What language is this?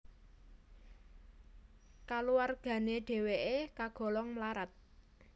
Javanese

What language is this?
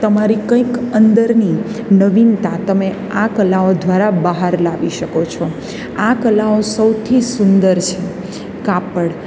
Gujarati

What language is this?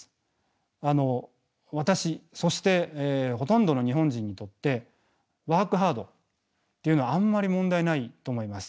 Japanese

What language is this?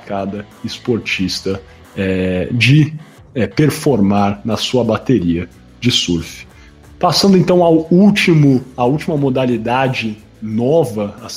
Portuguese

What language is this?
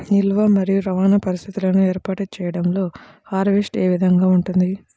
Telugu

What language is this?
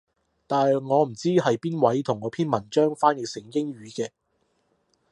Cantonese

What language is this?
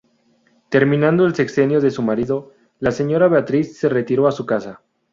Spanish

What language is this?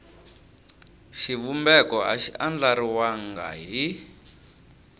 Tsonga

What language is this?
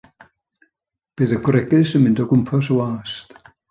Welsh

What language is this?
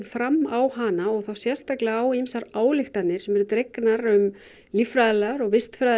Icelandic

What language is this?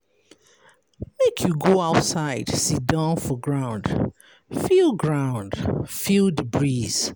Nigerian Pidgin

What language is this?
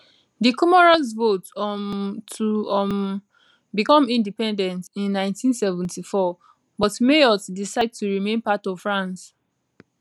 Nigerian Pidgin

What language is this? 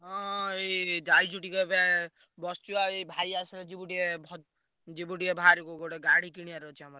Odia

